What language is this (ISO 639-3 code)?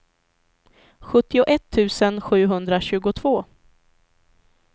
swe